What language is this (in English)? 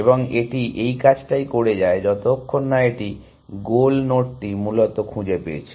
Bangla